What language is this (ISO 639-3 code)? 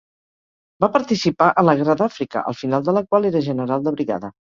cat